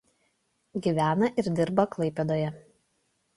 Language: Lithuanian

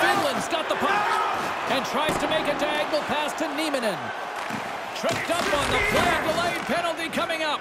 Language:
English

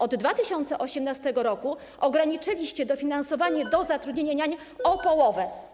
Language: Polish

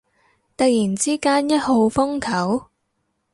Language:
Cantonese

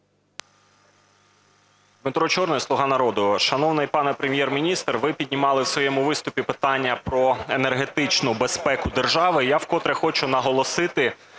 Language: Ukrainian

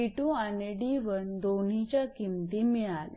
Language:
Marathi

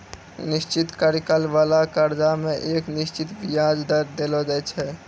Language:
Maithili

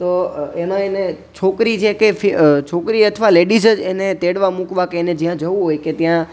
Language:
Gujarati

